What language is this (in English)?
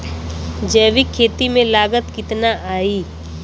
Bhojpuri